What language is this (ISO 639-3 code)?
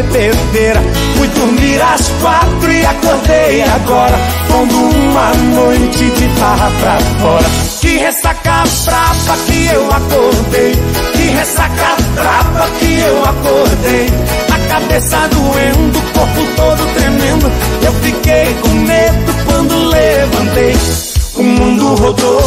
por